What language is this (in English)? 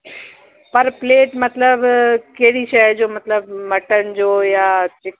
Sindhi